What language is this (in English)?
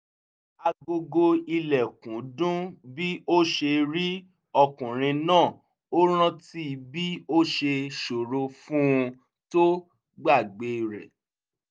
Yoruba